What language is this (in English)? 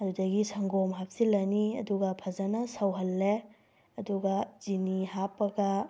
Manipuri